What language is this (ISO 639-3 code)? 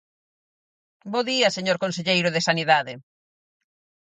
glg